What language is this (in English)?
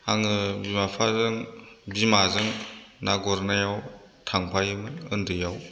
Bodo